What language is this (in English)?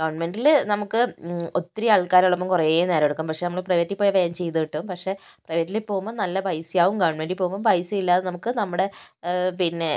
Malayalam